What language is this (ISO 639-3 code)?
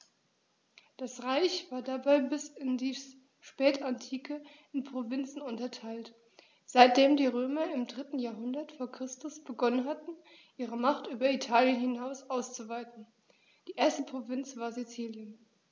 deu